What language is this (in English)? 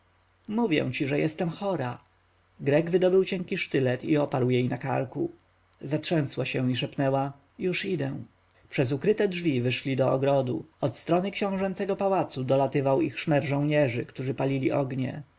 Polish